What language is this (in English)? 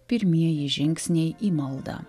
Lithuanian